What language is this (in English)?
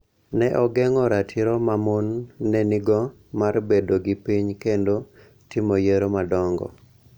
Luo (Kenya and Tanzania)